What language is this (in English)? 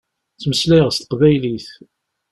Kabyle